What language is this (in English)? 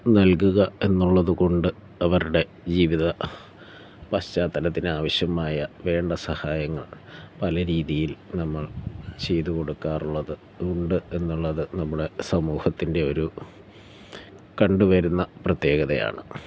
Malayalam